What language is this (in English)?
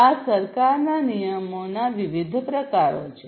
Gujarati